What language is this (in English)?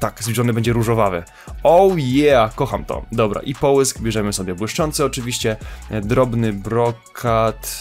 Polish